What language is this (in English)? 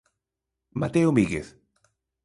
Galician